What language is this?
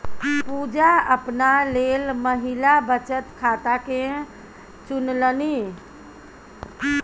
Maithili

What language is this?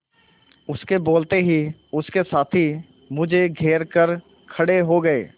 Hindi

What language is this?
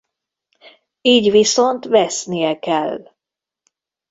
Hungarian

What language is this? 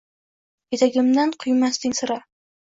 Uzbek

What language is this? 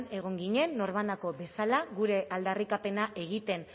Basque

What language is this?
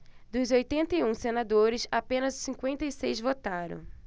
Portuguese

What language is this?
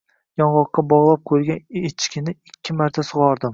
Uzbek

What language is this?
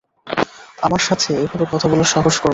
Bangla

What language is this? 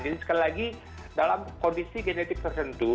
Indonesian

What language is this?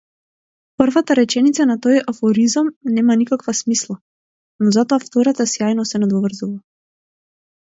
Macedonian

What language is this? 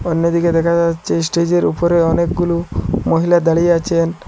Bangla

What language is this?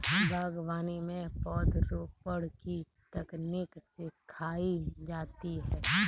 Hindi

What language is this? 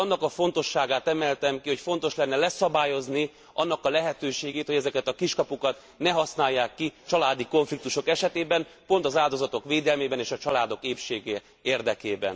Hungarian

